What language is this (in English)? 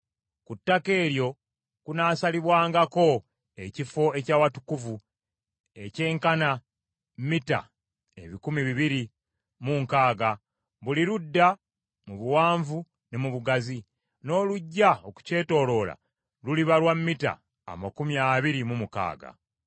Ganda